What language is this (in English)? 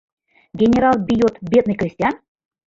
Mari